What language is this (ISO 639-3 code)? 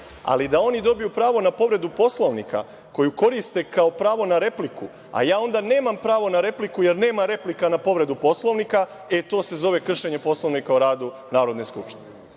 srp